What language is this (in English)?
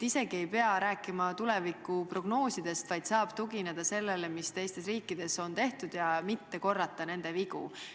Estonian